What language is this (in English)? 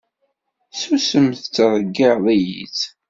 Kabyle